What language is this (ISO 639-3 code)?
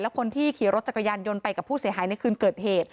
tha